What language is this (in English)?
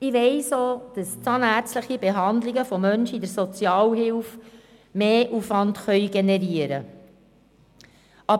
Swiss German